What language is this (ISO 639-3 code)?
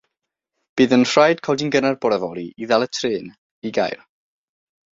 cym